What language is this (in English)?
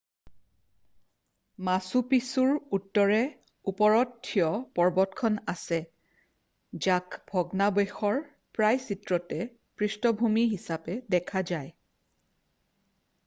Assamese